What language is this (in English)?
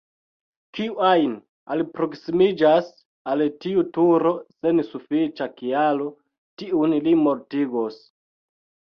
Esperanto